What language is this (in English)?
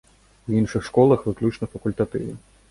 Belarusian